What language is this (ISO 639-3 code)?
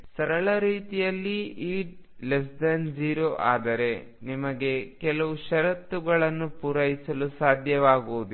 kan